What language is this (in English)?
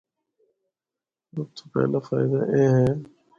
Northern Hindko